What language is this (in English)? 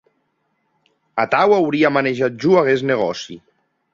Occitan